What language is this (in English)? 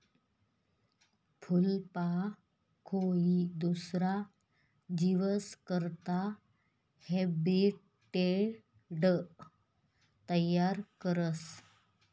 Marathi